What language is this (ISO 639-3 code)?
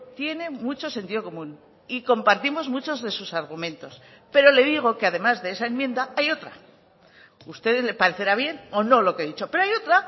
spa